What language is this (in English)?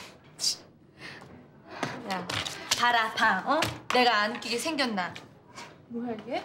Korean